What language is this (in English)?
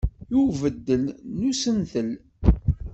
Kabyle